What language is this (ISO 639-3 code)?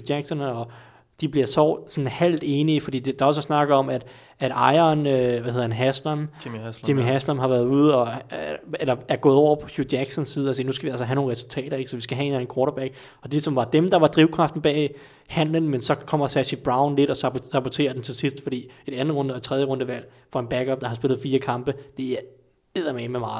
dan